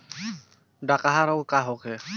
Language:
Bhojpuri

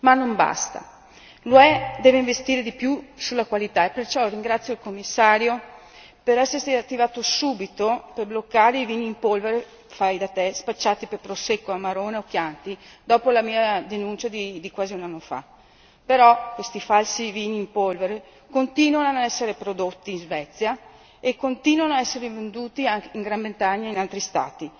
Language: Italian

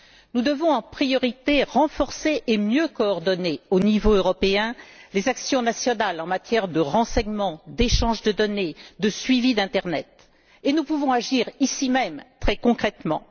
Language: French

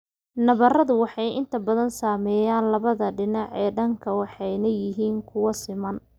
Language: Somali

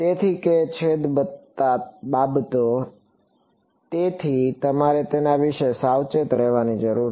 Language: Gujarati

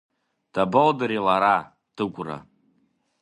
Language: Abkhazian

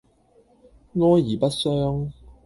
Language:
Cantonese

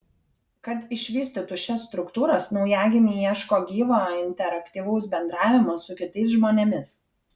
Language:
Lithuanian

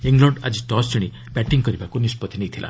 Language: Odia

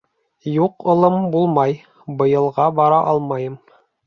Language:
Bashkir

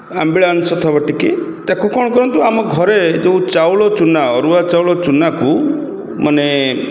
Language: Odia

